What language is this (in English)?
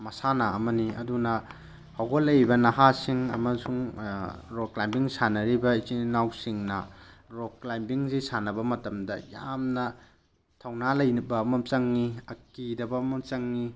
Manipuri